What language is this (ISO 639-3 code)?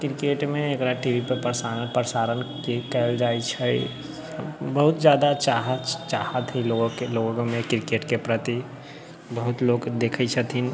mai